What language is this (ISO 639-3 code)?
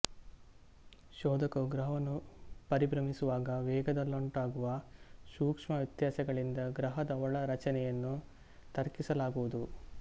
kan